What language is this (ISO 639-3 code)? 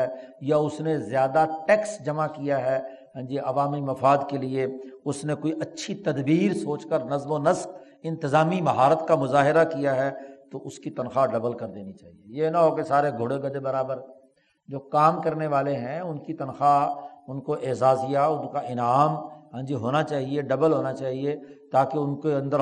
urd